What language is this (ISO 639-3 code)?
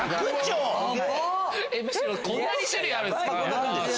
jpn